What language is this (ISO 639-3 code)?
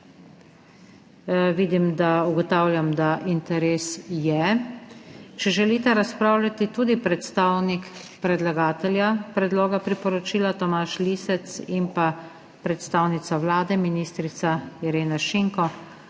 slv